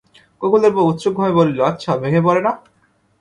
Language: Bangla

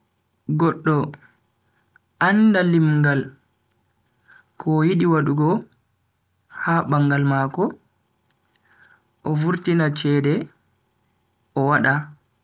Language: Bagirmi Fulfulde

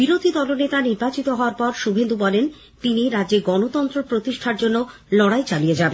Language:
Bangla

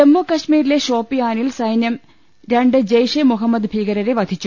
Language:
Malayalam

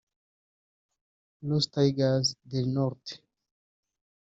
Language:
Kinyarwanda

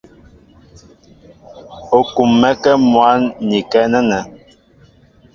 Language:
Mbo (Cameroon)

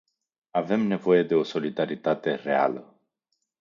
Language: Romanian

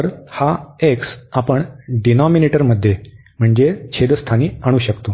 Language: Marathi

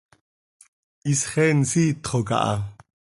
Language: Seri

